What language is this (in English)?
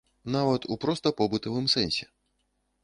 Belarusian